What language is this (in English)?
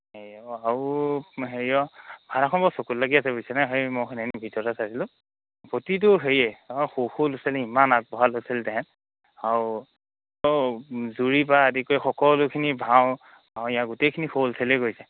Assamese